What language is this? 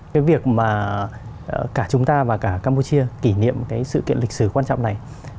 Vietnamese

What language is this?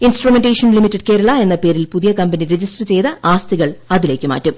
Malayalam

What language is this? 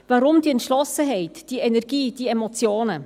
Swiss German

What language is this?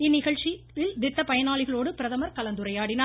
Tamil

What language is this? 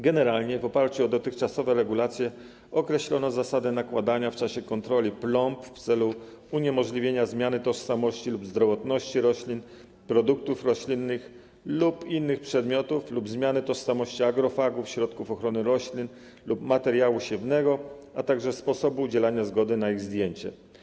Polish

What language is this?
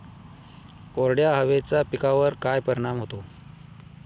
Marathi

